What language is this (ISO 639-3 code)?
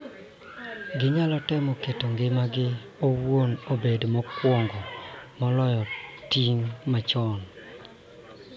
luo